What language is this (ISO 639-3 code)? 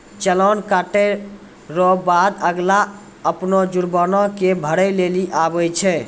mai